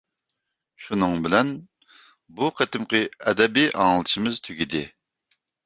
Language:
Uyghur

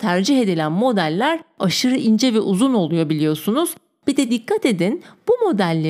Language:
Turkish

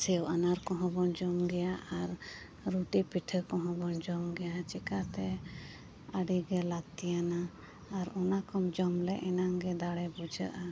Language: Santali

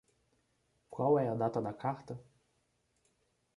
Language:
Portuguese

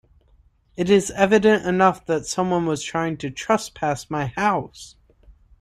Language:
English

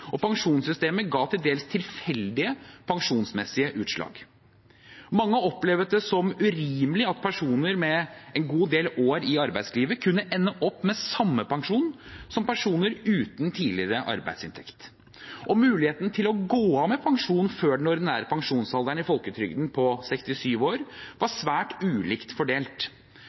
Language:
Norwegian Bokmål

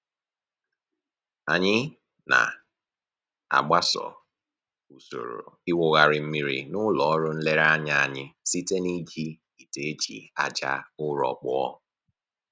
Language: Igbo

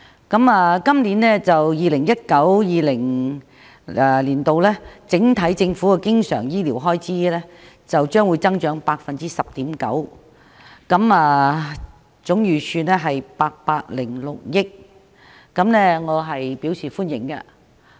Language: Cantonese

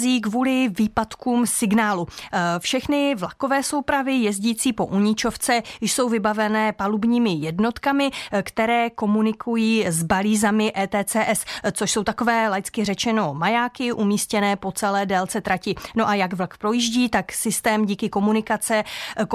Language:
Czech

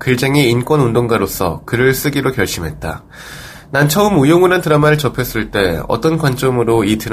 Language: Korean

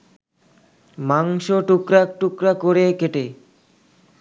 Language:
Bangla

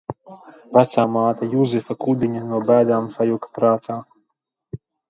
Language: Latvian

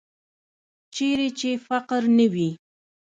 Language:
Pashto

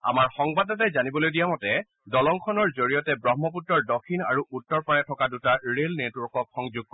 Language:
Assamese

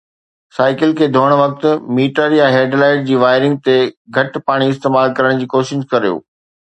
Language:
Sindhi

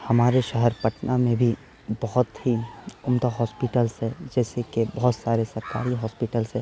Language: Urdu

